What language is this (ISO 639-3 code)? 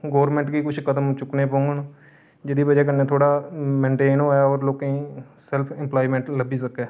doi